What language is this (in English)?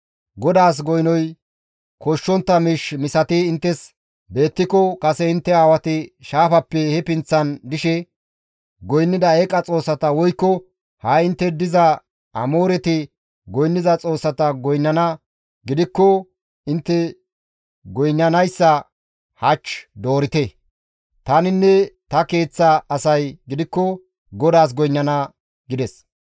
Gamo